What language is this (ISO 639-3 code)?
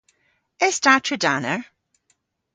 cor